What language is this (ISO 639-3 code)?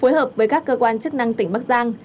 vie